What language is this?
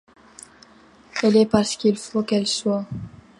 French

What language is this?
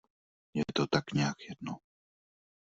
Czech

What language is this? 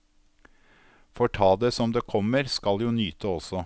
Norwegian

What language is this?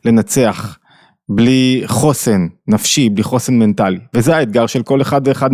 Hebrew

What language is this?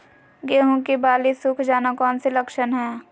Magahi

